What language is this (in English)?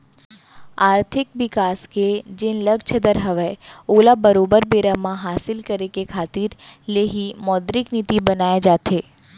Chhattisgarhi